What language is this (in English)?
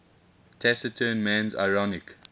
English